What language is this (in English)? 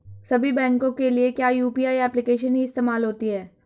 Hindi